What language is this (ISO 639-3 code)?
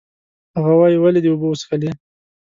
pus